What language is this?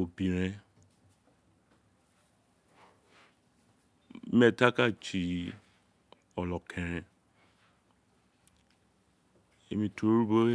Isekiri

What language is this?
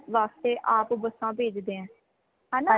Punjabi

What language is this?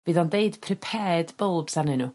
Welsh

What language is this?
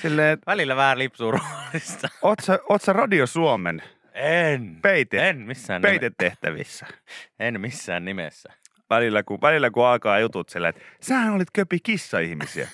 Finnish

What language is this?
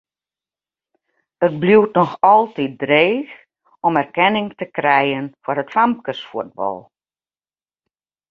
Western Frisian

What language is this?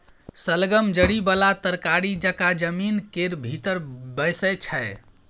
Maithili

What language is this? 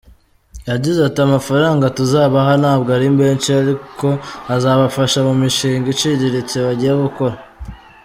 Kinyarwanda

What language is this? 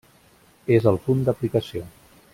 Catalan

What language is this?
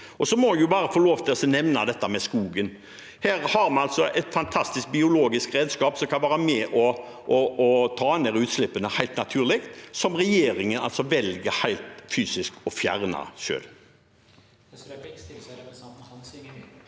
Norwegian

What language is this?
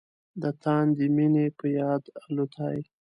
Pashto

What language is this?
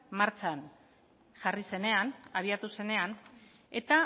Basque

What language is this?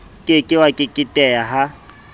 Southern Sotho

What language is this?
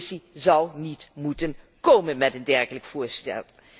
Dutch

